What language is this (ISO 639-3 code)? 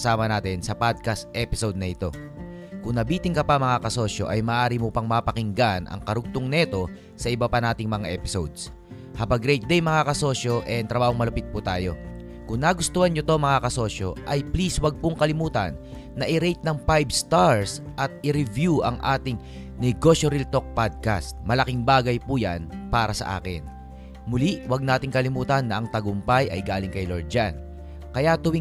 fil